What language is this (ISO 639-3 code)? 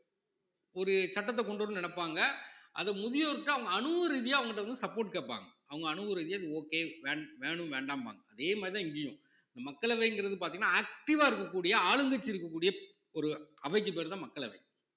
tam